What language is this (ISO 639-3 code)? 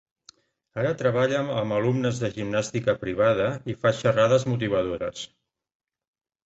cat